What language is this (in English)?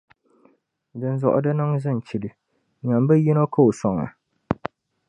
Dagbani